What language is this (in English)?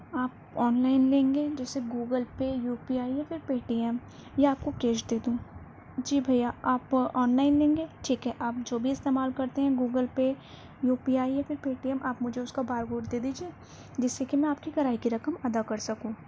Urdu